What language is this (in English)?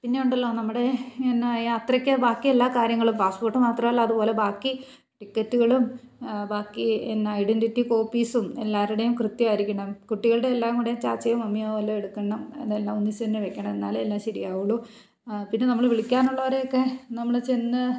Malayalam